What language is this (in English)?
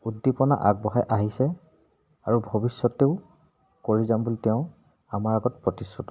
Assamese